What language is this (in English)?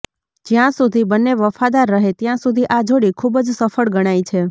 Gujarati